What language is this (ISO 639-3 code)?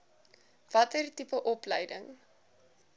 afr